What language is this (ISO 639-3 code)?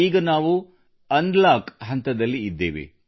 kan